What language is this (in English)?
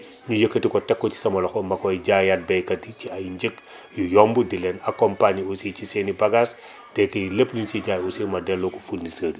Wolof